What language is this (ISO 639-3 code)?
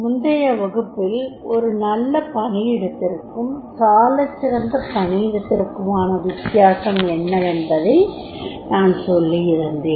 tam